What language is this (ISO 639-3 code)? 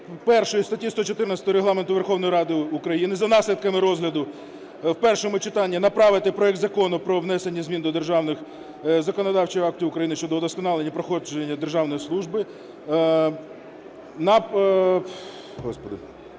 ukr